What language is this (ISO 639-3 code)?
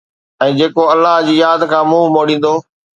snd